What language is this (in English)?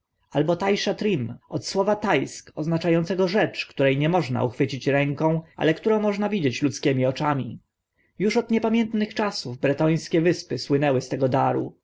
Polish